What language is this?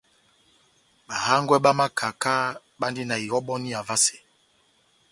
Batanga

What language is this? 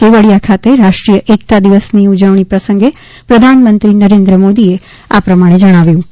Gujarati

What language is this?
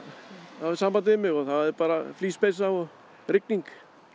Icelandic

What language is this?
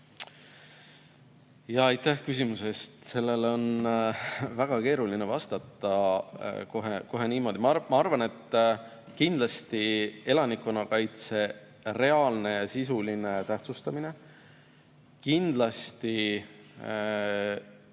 Estonian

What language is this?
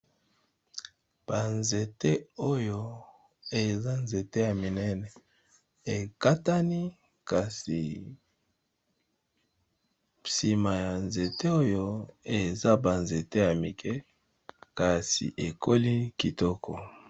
Lingala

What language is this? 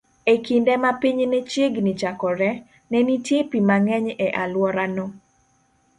Luo (Kenya and Tanzania)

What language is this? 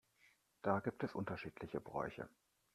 German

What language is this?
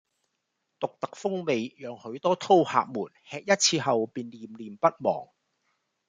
Cantonese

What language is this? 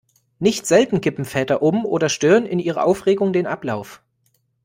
German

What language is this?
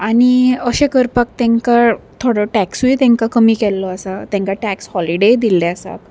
Konkani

